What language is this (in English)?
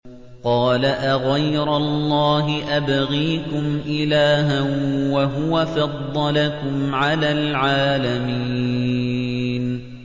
Arabic